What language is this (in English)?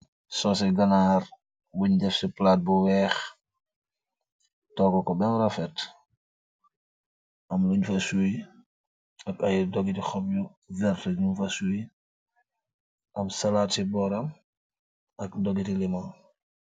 Wolof